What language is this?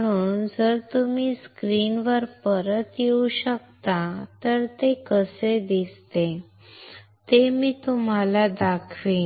Marathi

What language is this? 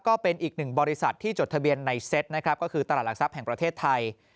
Thai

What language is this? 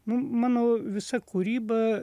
Lithuanian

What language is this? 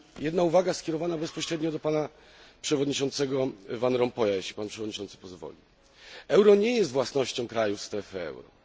Polish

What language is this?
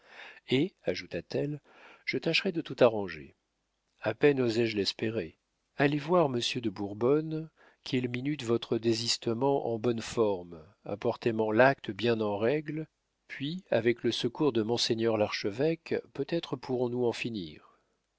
French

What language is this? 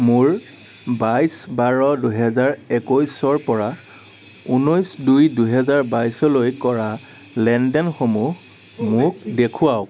Assamese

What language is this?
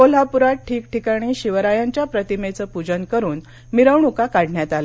Marathi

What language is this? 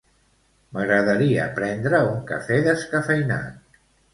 Catalan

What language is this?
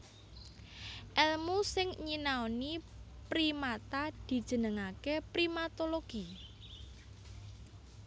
Javanese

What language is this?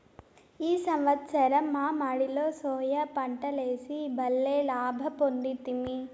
Telugu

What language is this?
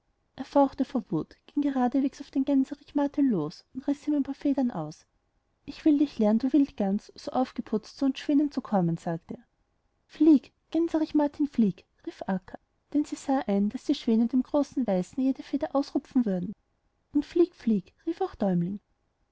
German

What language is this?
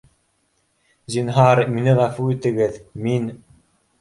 Bashkir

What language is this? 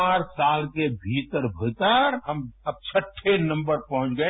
Hindi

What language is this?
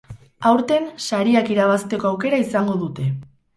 Basque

